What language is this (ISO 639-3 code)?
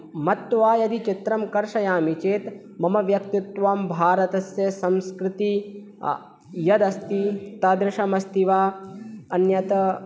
san